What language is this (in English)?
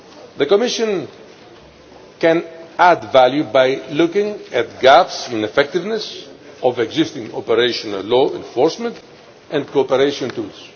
English